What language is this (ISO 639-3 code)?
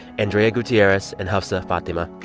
eng